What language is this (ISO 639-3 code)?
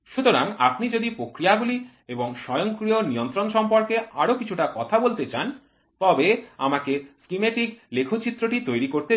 ben